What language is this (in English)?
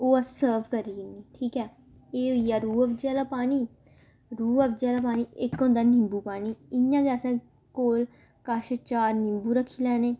Dogri